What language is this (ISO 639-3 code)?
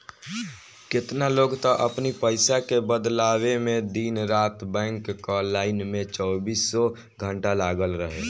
bho